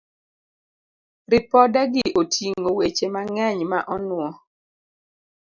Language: Luo (Kenya and Tanzania)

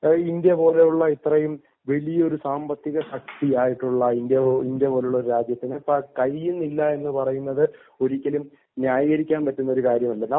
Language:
Malayalam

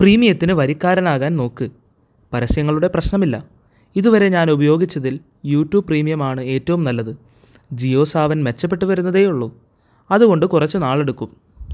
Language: Malayalam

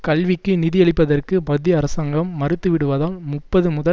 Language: Tamil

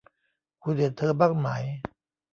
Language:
Thai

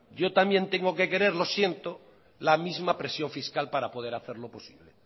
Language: Spanish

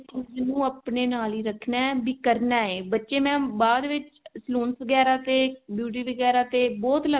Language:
Punjabi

